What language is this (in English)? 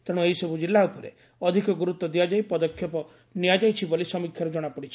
Odia